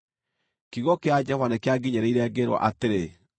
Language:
Kikuyu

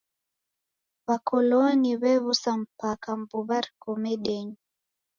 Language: Taita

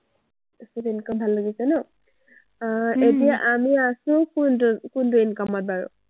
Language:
Assamese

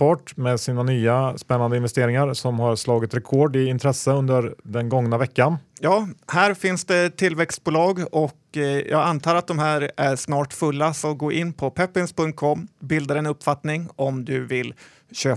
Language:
Swedish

